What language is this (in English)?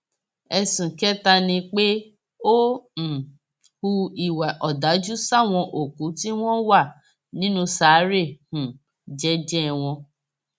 Yoruba